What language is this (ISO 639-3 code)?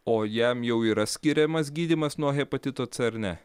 lit